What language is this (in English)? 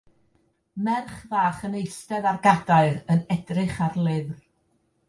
Welsh